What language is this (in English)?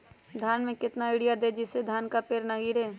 Magahi